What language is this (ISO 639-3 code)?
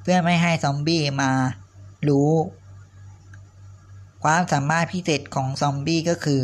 tha